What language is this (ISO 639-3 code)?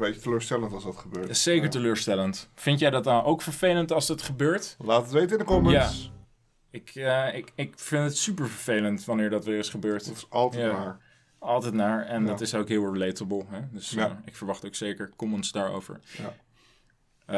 nld